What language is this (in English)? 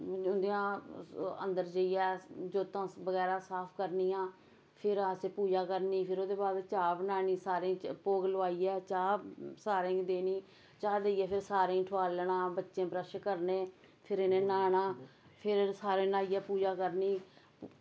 Dogri